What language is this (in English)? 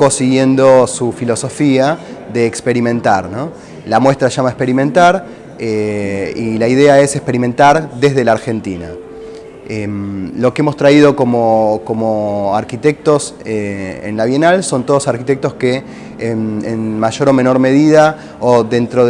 Spanish